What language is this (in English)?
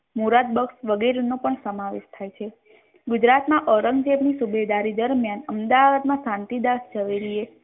Gujarati